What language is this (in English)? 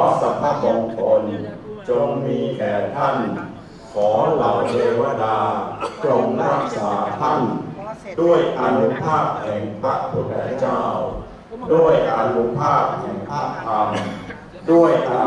Thai